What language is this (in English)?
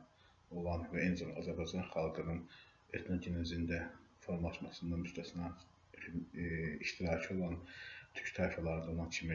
Turkish